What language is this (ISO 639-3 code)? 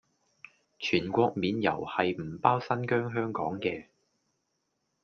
yue